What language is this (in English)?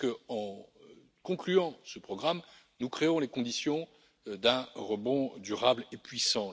French